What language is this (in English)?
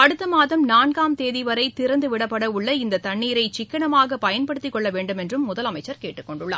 Tamil